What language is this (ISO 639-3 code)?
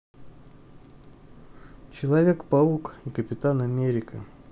rus